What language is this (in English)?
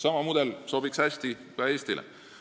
Estonian